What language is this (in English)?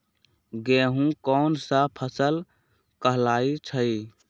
Magahi